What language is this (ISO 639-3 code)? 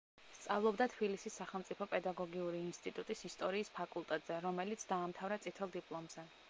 kat